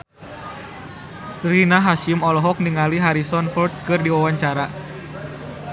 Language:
Sundanese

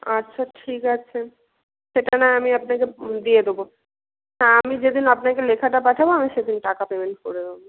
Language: Bangla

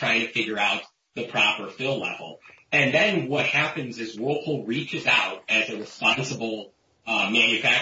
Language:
English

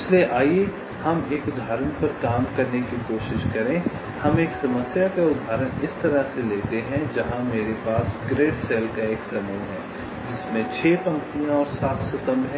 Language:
Hindi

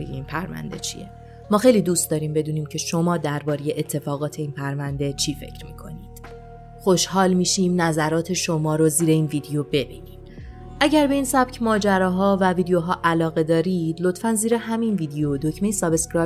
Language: Persian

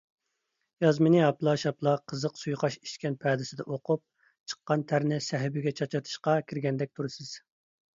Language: Uyghur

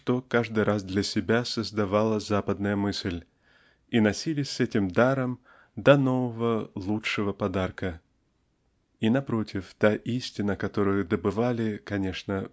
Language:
Russian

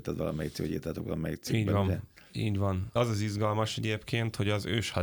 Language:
Hungarian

